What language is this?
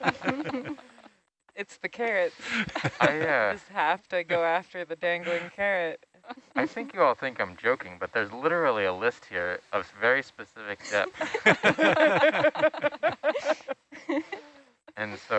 English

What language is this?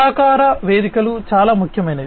Telugu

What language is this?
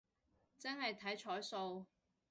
Cantonese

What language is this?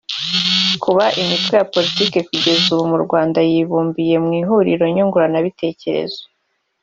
Kinyarwanda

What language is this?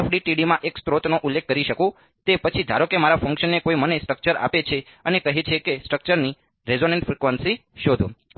Gujarati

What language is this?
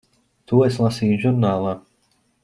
Latvian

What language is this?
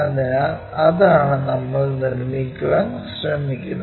Malayalam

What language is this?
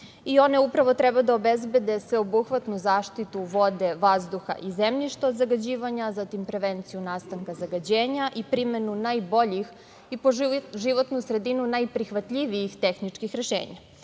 Serbian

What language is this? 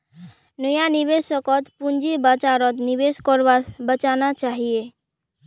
Magahi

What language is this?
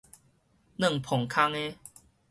Min Nan Chinese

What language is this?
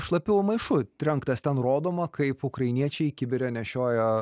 Lithuanian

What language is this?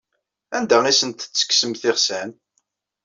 Kabyle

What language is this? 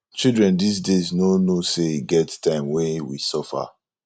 Nigerian Pidgin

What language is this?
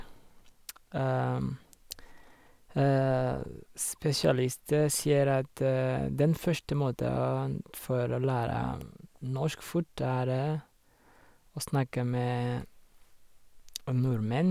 Norwegian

